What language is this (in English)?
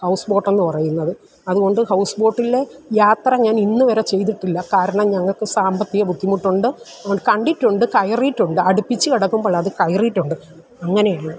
Malayalam